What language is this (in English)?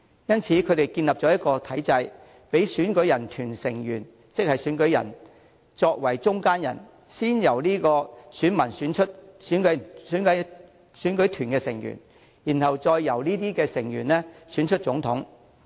Cantonese